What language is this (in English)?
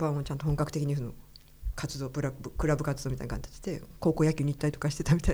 Japanese